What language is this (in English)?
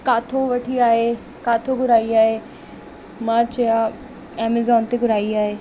Sindhi